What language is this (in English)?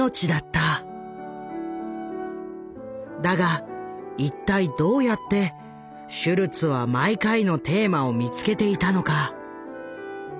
Japanese